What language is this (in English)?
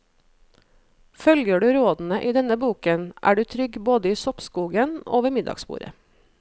Norwegian